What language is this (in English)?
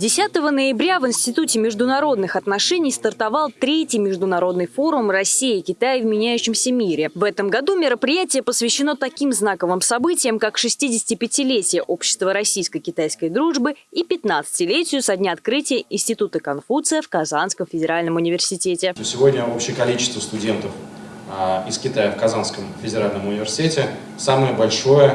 Russian